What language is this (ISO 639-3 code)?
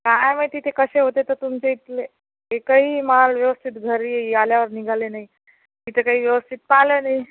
mar